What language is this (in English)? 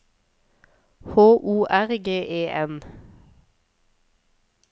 Norwegian